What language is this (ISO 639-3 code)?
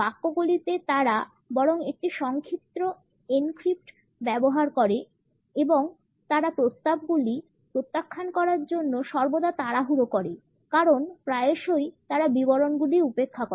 ben